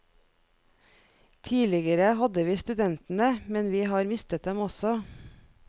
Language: Norwegian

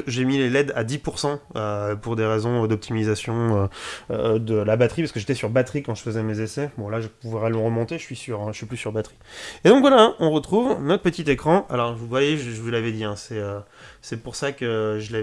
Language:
French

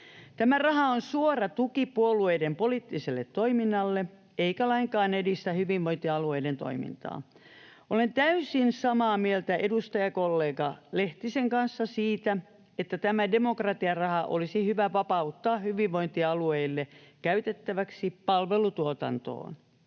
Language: Finnish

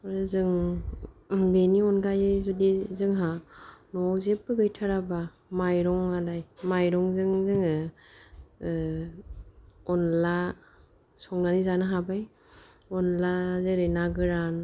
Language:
Bodo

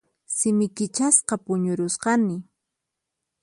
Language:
Puno Quechua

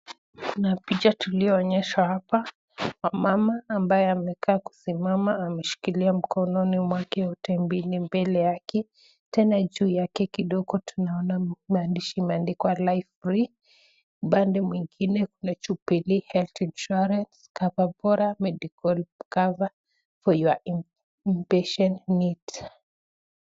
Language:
Swahili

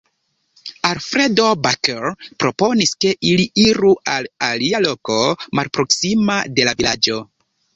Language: Esperanto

